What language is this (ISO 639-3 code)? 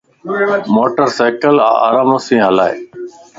lss